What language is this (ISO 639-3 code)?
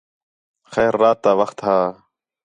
xhe